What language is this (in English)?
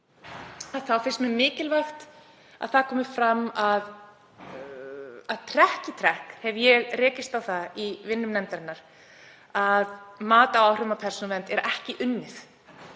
Icelandic